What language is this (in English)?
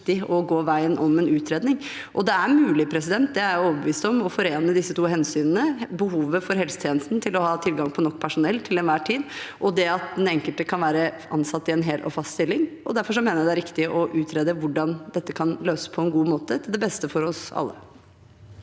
Norwegian